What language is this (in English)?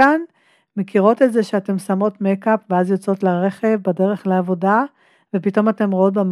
Hebrew